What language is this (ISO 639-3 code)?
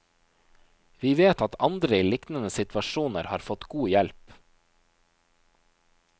nor